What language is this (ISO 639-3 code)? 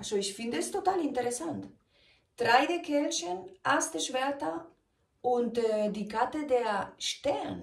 deu